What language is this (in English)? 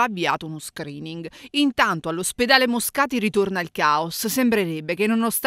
Italian